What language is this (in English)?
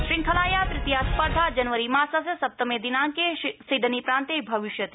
Sanskrit